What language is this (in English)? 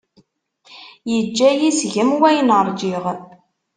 Kabyle